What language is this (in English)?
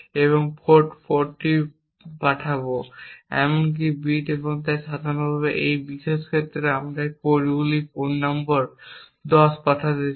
Bangla